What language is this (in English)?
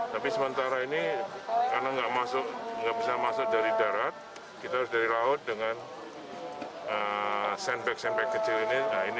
Indonesian